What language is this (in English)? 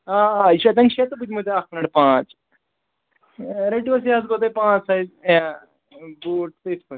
Kashmiri